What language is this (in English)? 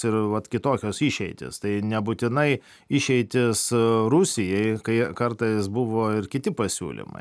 Lithuanian